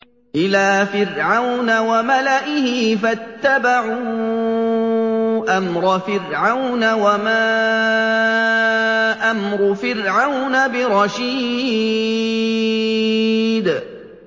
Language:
Arabic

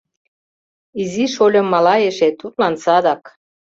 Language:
Mari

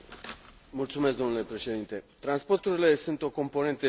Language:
Romanian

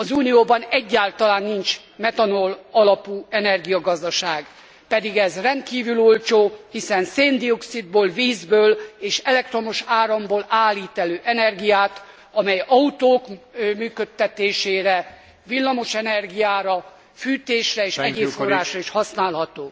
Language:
Hungarian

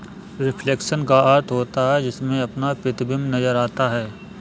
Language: Hindi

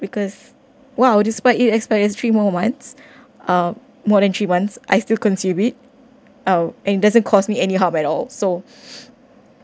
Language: English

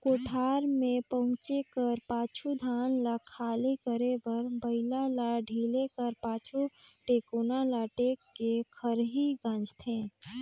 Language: Chhattisgarhi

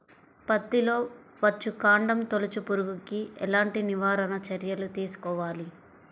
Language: Telugu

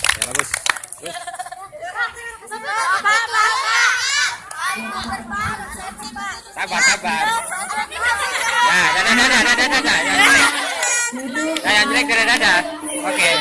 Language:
Indonesian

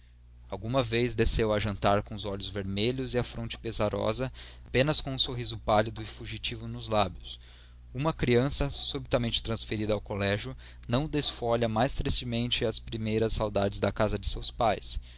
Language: Portuguese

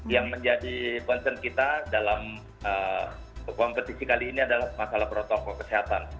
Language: Indonesian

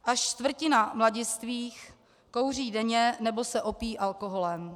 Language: Czech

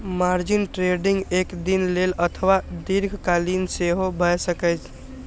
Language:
Maithili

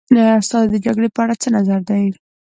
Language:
Pashto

